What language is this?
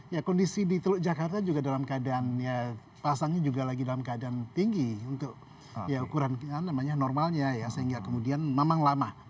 Indonesian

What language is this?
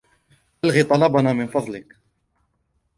Arabic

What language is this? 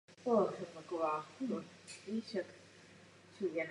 Czech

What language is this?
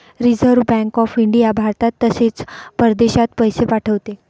Marathi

